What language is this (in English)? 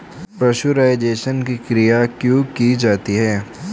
Hindi